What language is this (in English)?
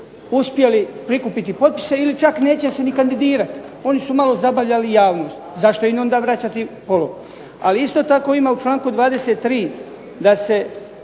Croatian